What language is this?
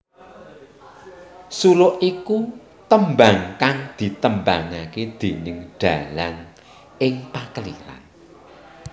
Javanese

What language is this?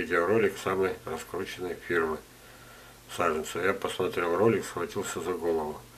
Russian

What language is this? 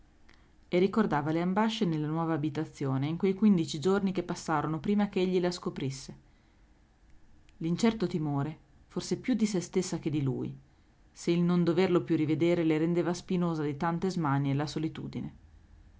Italian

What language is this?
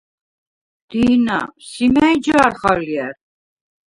Svan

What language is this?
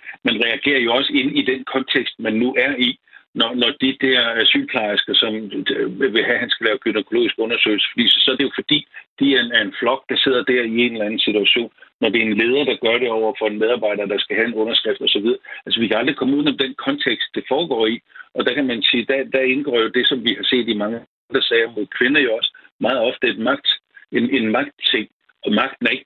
Danish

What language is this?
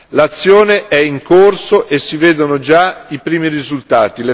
Italian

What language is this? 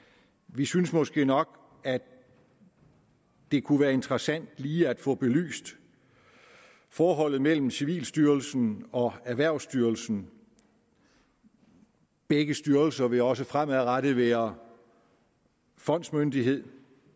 Danish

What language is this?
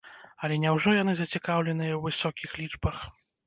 Belarusian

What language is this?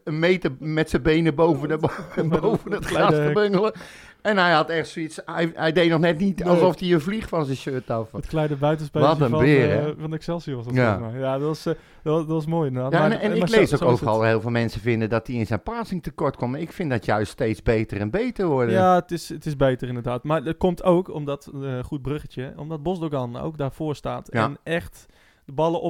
Dutch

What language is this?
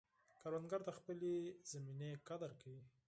Pashto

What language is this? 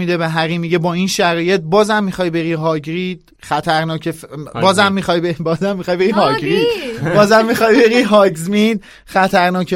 Persian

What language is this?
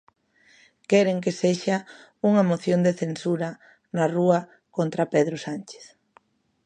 Galician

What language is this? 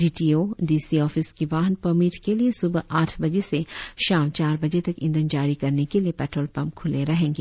Hindi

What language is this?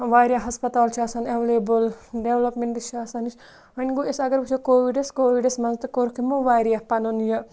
Kashmiri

